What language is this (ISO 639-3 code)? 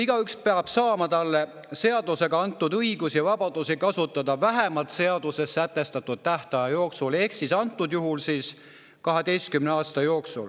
est